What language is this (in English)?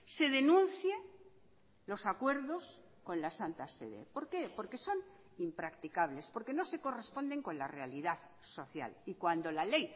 Spanish